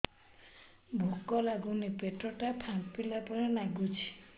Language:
Odia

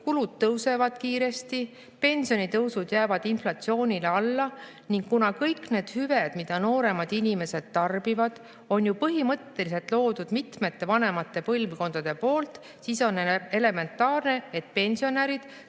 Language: Estonian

